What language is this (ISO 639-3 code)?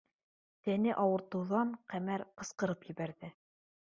bak